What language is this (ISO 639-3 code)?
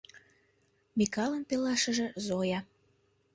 chm